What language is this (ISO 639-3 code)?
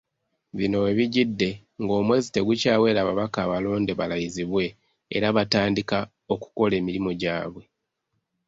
lug